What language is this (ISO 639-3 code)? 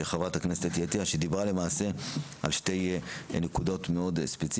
heb